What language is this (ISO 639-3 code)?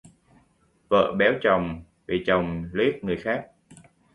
vie